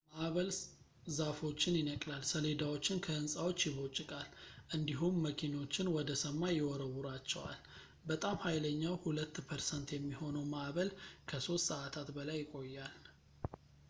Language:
Amharic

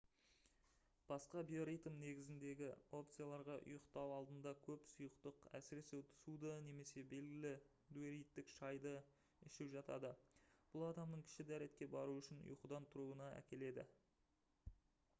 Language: Kazakh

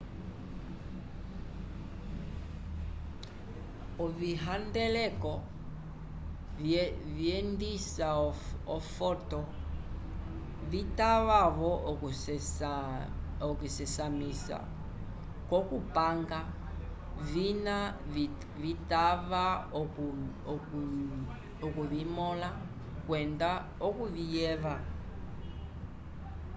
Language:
Umbundu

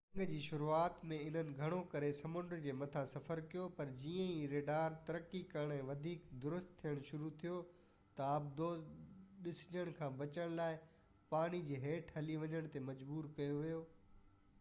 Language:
Sindhi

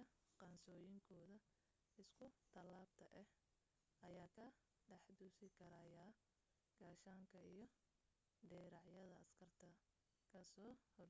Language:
Somali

